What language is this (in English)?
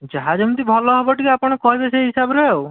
Odia